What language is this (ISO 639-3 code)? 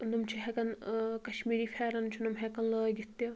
kas